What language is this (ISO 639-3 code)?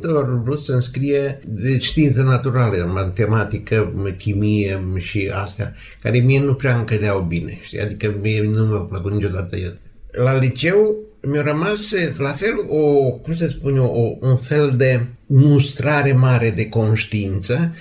ron